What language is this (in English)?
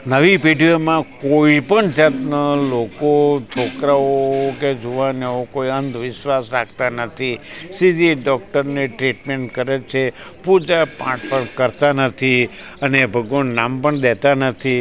Gujarati